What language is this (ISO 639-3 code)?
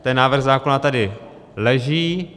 ces